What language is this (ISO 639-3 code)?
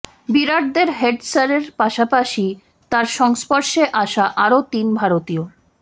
ben